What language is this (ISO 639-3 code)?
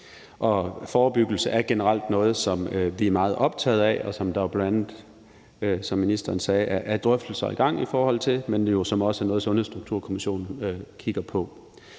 dan